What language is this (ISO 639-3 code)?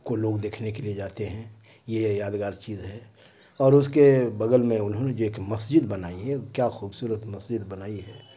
urd